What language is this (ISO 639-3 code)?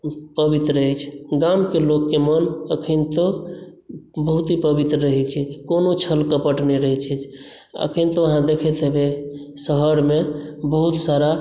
mai